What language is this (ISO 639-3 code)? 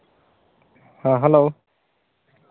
sat